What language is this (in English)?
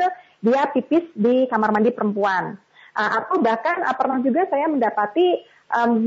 Indonesian